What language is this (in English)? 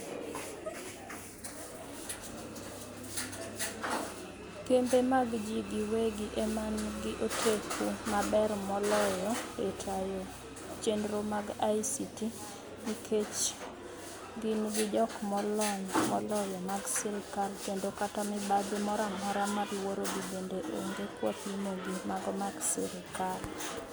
Luo (Kenya and Tanzania)